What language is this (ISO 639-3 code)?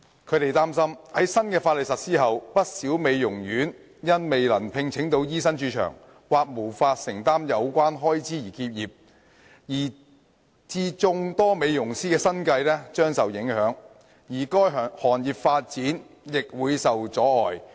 yue